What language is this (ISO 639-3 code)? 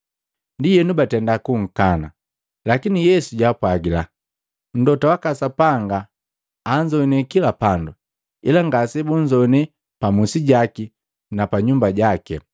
mgv